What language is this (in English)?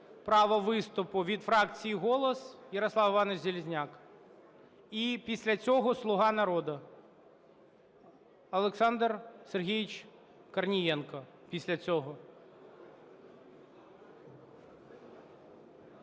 Ukrainian